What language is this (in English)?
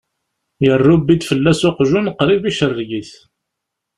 Kabyle